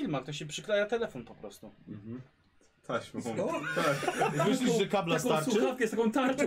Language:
Polish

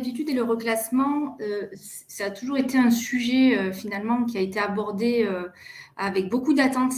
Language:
French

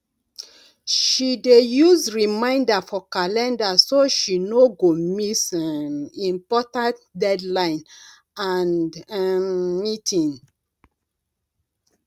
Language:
Nigerian Pidgin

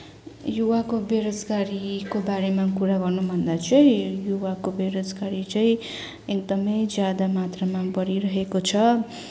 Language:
Nepali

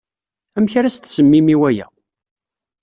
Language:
Kabyle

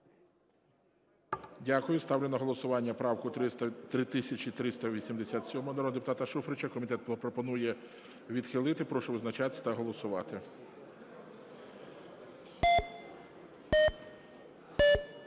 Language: Ukrainian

